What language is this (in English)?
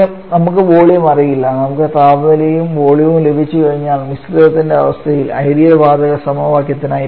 Malayalam